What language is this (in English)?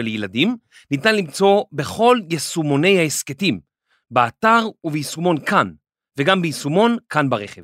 Hebrew